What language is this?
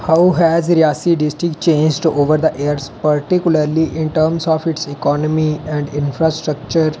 Dogri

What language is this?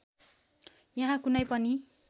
Nepali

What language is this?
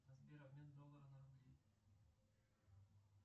Russian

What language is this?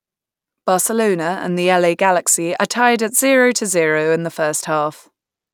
English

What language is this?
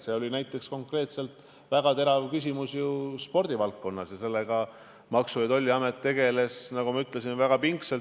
Estonian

